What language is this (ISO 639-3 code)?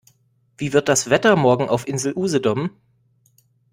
deu